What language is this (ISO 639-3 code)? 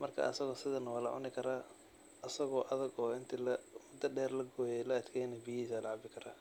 som